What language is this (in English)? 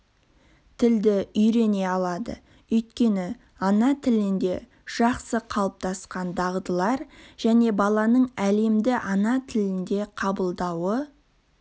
Kazakh